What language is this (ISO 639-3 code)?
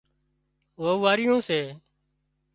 kxp